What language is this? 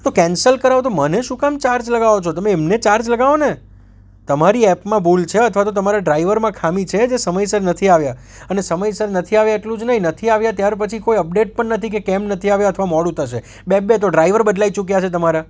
Gujarati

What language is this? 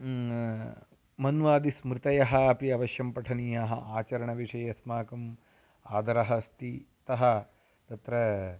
Sanskrit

